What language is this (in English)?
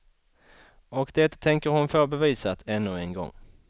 Swedish